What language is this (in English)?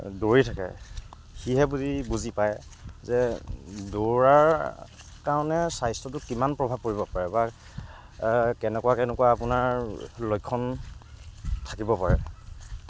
Assamese